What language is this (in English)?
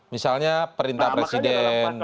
Indonesian